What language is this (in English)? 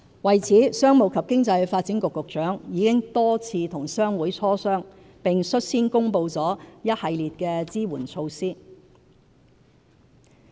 Cantonese